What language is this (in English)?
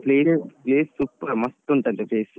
Kannada